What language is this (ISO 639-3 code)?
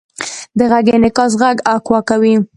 pus